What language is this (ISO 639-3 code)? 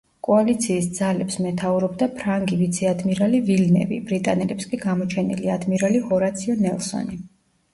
kat